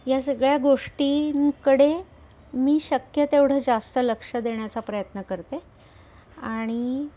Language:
Marathi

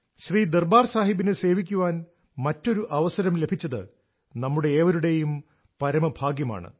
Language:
Malayalam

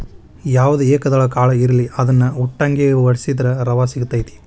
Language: Kannada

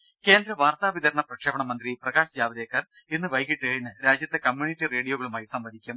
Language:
Malayalam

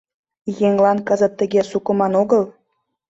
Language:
Mari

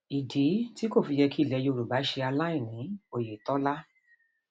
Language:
Yoruba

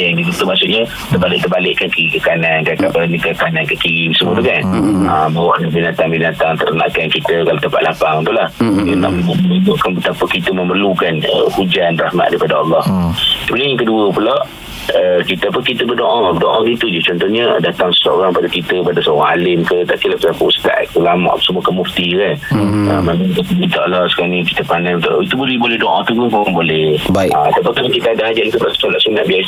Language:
Malay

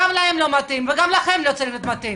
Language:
Hebrew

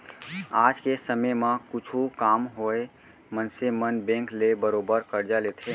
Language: Chhattisgarhi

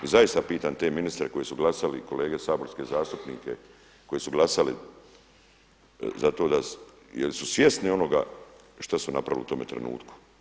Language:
Croatian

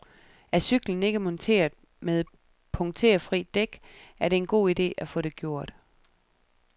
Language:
Danish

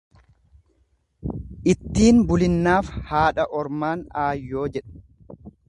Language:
Oromo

